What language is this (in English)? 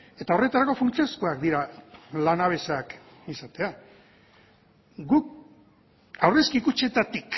Basque